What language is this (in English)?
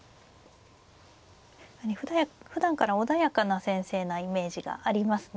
Japanese